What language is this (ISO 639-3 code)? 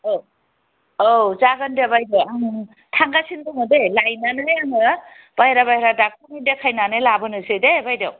brx